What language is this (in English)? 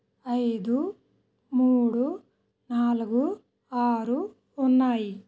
Telugu